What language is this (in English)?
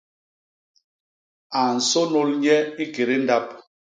Basaa